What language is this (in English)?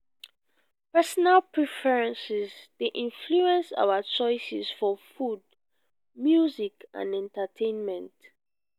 Nigerian Pidgin